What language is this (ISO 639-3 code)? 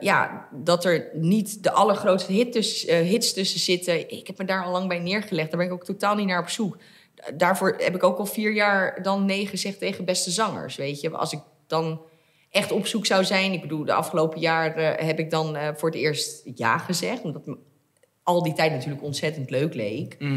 nld